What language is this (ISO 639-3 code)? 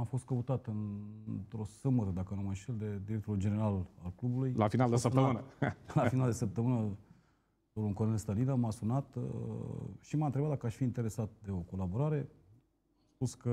ron